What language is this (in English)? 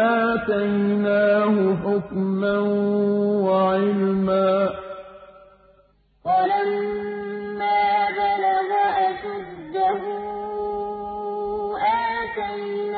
Arabic